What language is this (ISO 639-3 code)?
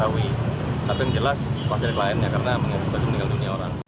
ind